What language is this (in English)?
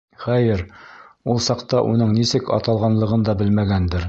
Bashkir